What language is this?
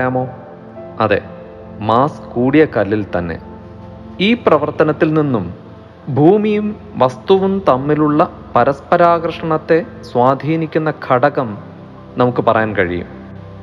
Malayalam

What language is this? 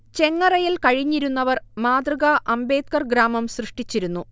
Malayalam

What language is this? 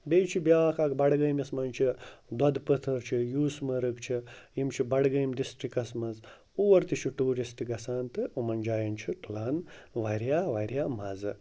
Kashmiri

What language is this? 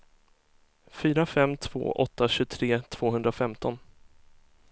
Swedish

